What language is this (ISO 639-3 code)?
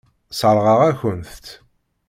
kab